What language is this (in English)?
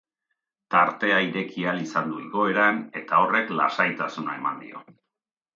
Basque